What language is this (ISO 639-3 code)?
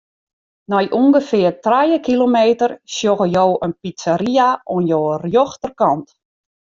fry